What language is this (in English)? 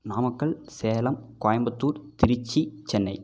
Tamil